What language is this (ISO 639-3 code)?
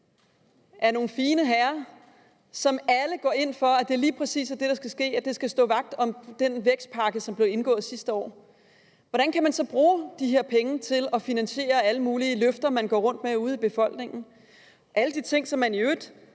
dan